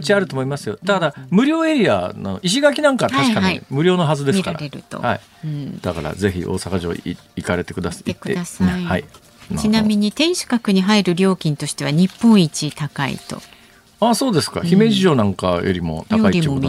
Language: Japanese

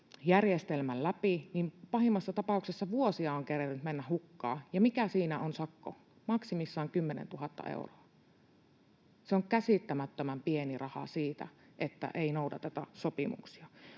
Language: Finnish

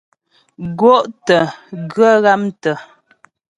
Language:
Ghomala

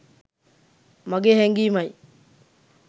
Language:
Sinhala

